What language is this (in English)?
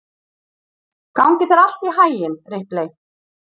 Icelandic